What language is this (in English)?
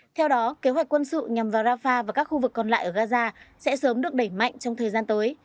Vietnamese